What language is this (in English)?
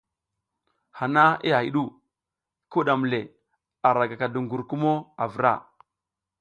South Giziga